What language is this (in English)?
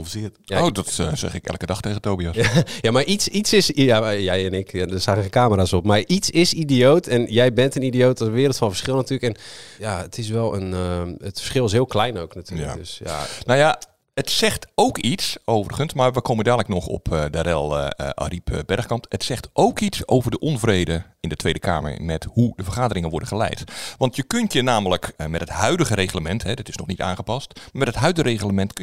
Dutch